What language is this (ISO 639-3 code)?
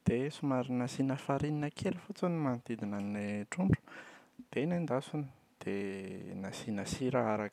mlg